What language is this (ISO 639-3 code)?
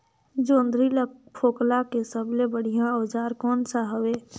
hne